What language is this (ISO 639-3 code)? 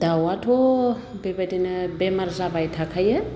brx